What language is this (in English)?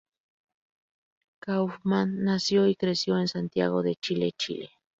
Spanish